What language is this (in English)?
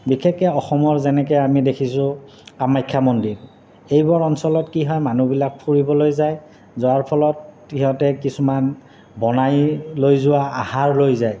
Assamese